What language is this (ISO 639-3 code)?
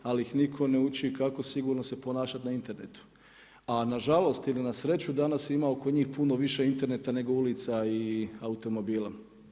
hrv